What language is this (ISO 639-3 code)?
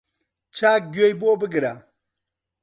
ckb